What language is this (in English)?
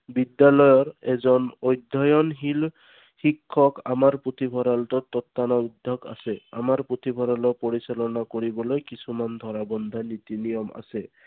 Assamese